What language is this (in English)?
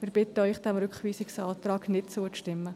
Swiss German